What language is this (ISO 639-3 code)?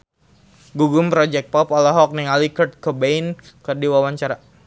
sun